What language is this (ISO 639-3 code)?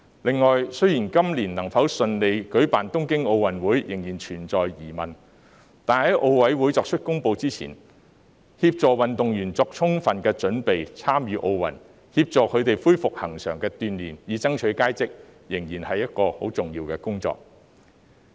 yue